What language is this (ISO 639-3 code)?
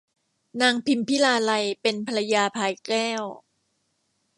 tha